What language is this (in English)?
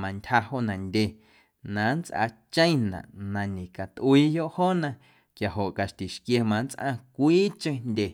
Guerrero Amuzgo